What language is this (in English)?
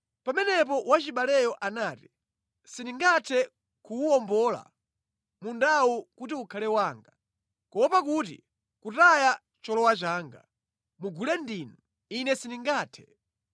Nyanja